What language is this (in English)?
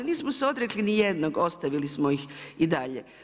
Croatian